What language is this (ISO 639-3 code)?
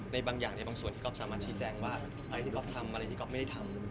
tha